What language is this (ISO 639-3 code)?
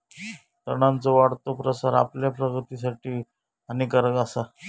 mar